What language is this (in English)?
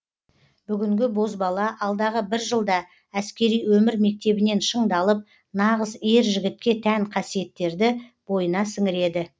Kazakh